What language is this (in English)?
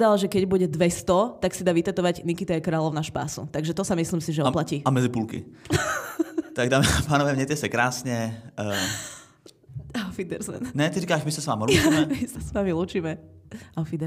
Czech